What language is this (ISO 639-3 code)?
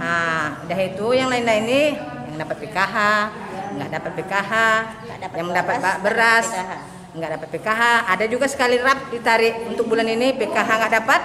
ind